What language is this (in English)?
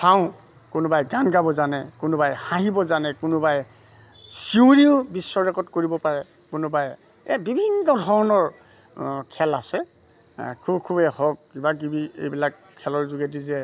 Assamese